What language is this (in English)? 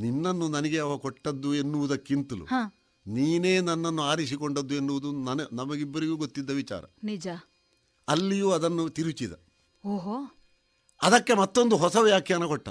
Kannada